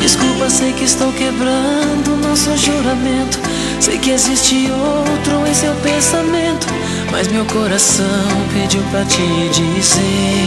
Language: Chinese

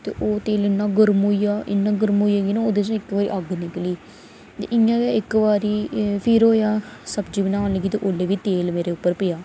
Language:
Dogri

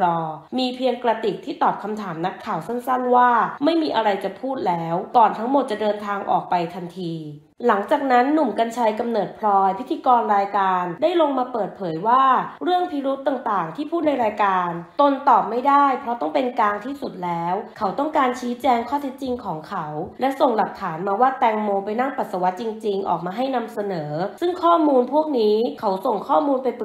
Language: Thai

